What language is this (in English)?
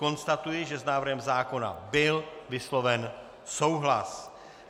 Czech